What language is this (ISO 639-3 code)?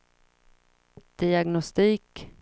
swe